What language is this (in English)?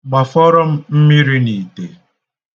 Igbo